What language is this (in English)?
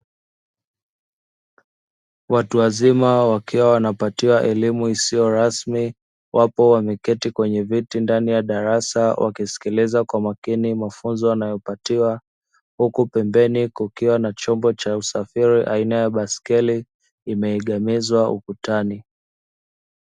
Swahili